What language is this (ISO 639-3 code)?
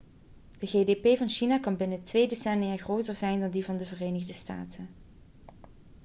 nld